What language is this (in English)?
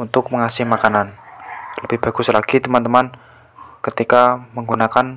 Indonesian